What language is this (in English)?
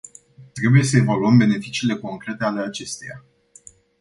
Romanian